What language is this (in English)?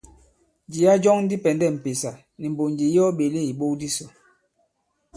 Bankon